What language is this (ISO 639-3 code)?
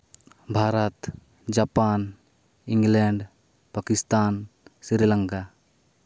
sat